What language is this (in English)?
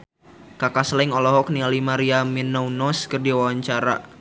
Sundanese